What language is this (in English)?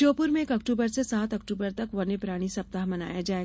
Hindi